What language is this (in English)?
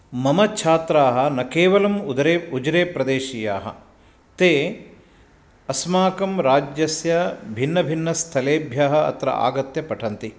Sanskrit